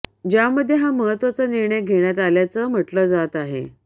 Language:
Marathi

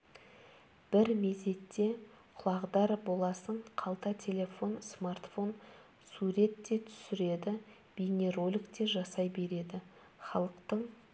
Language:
Kazakh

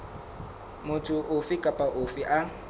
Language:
Southern Sotho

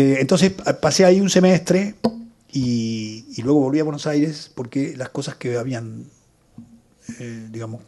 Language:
Spanish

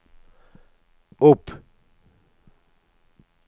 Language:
Norwegian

